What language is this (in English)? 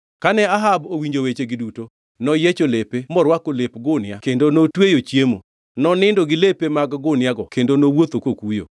Luo (Kenya and Tanzania)